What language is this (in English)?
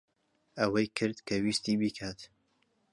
Central Kurdish